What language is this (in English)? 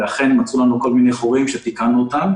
Hebrew